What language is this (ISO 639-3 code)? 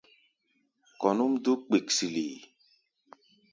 gba